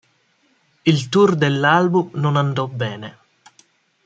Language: Italian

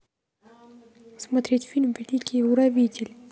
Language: Russian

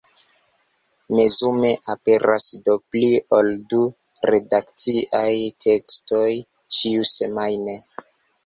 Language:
Esperanto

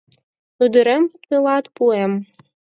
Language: Mari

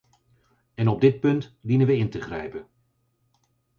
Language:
Dutch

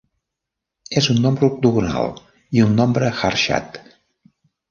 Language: Catalan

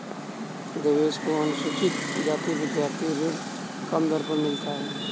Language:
Hindi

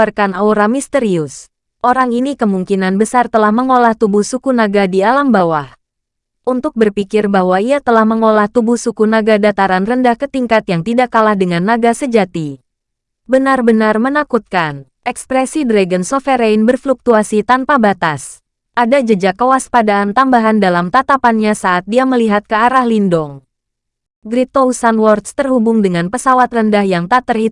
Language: Indonesian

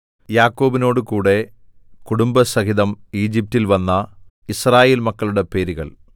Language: Malayalam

